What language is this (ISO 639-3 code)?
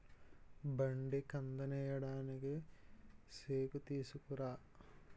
tel